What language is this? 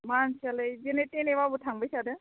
Bodo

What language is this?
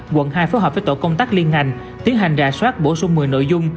Vietnamese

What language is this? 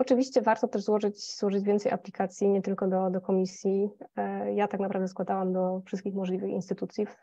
Polish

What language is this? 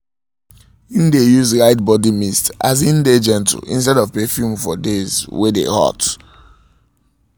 Nigerian Pidgin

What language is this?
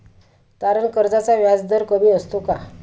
Marathi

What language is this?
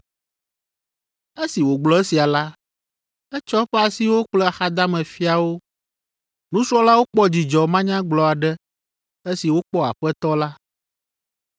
Ewe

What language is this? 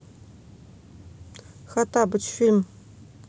Russian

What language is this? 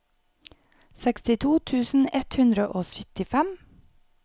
Norwegian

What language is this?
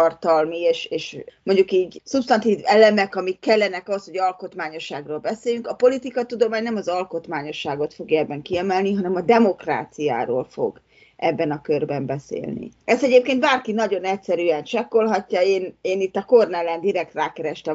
Hungarian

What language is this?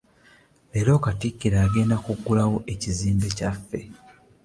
Ganda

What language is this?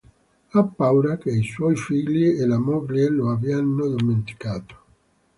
Italian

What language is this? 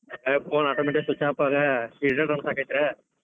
Kannada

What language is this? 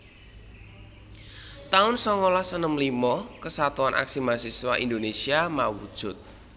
Javanese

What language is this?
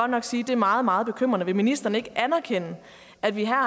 Danish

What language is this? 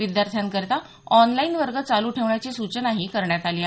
Marathi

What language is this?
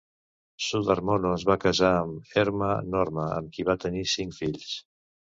Catalan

